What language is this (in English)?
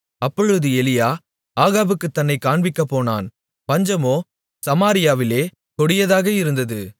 Tamil